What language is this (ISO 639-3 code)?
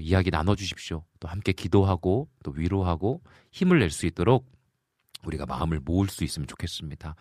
kor